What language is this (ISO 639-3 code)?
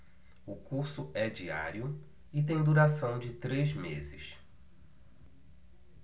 por